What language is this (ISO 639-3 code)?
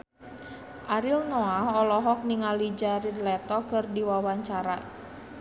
sun